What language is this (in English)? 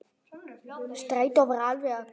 Icelandic